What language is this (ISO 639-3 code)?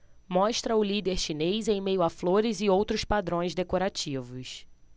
por